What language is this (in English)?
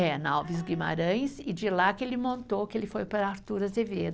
Portuguese